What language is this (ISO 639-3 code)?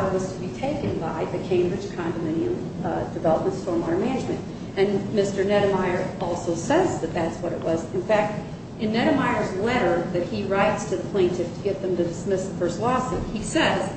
eng